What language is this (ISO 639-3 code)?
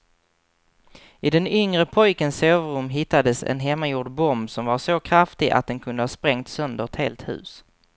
swe